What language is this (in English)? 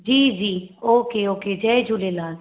Sindhi